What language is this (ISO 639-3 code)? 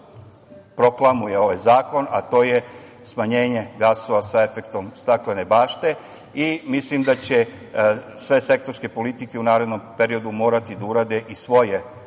srp